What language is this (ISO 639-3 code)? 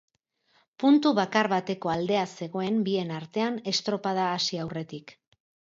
eus